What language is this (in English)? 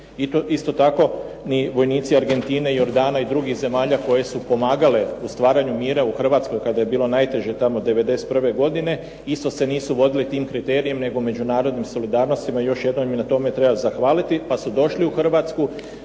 Croatian